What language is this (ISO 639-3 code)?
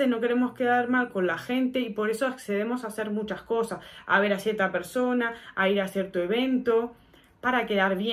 spa